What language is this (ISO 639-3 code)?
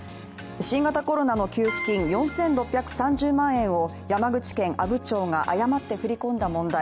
jpn